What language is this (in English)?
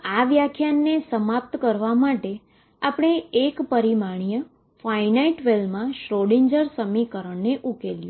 Gujarati